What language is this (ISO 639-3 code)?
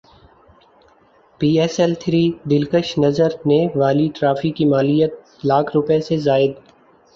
urd